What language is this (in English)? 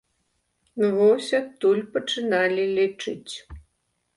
Belarusian